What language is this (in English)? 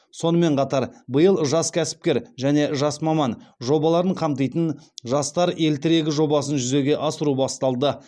Kazakh